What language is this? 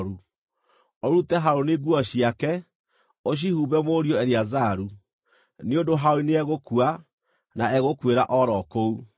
Kikuyu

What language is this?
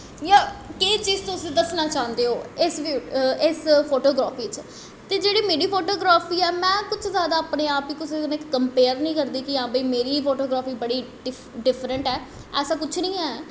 Dogri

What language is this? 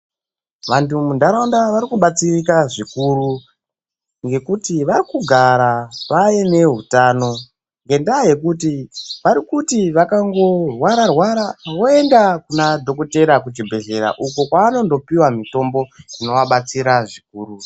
Ndau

